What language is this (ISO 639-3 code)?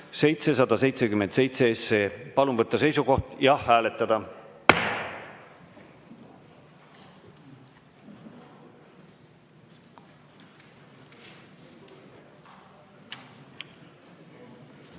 est